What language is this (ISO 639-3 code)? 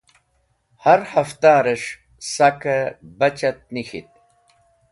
wbl